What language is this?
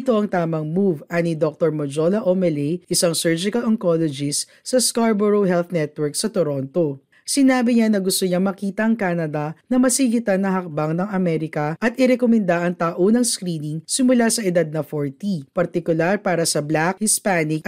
Filipino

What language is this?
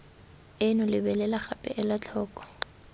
Tswana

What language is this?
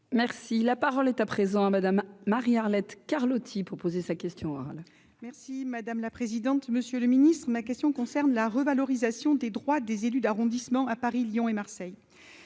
French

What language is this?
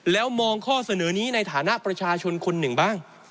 Thai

